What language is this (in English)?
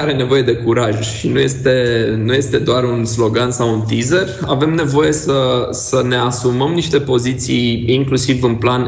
Romanian